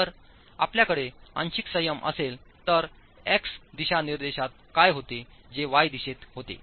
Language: Marathi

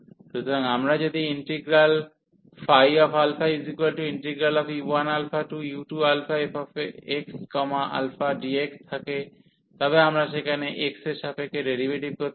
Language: Bangla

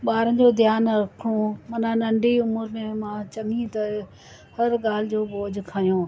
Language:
Sindhi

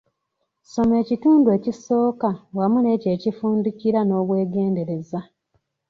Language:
Ganda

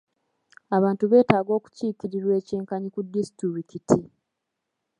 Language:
Ganda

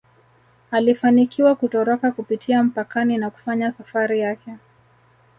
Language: Swahili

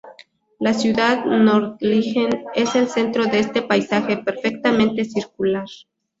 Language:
Spanish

